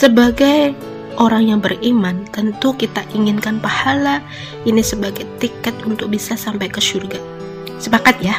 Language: Indonesian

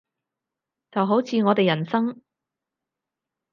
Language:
Cantonese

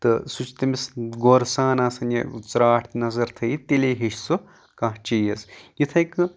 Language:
Kashmiri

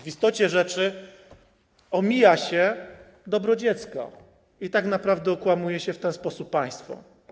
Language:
Polish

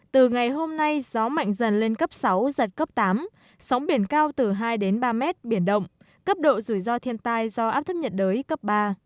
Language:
Vietnamese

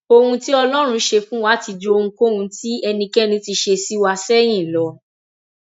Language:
Yoruba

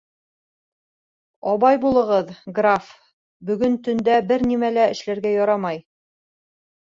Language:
Bashkir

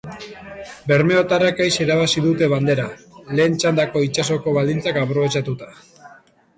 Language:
Basque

